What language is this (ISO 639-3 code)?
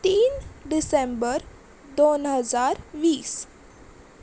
kok